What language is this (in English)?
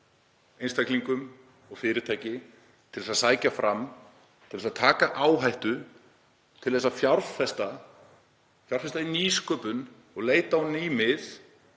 Icelandic